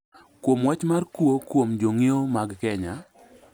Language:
Luo (Kenya and Tanzania)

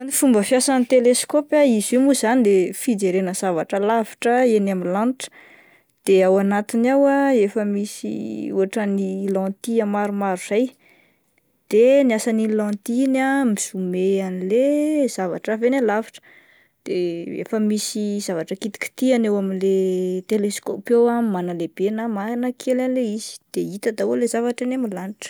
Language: Malagasy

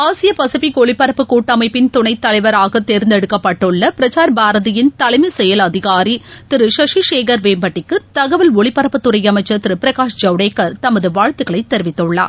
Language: Tamil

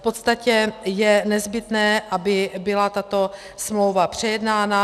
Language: Czech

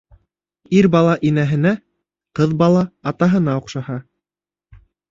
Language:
Bashkir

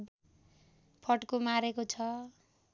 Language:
Nepali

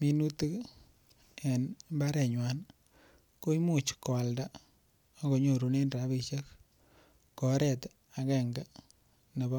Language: Kalenjin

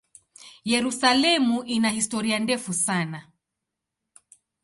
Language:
Swahili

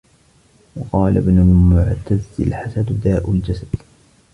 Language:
Arabic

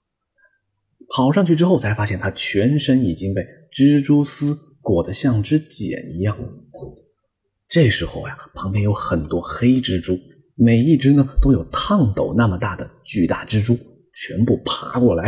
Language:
Chinese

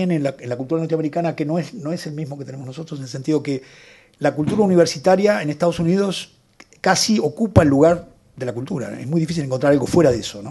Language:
Spanish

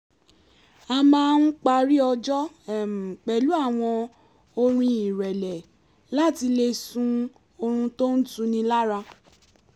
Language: Yoruba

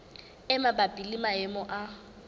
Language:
Southern Sotho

